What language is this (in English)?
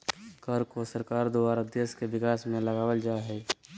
Magahi